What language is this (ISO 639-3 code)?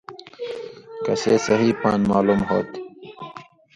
mvy